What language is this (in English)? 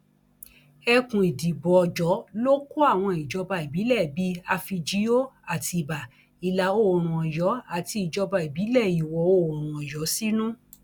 Yoruba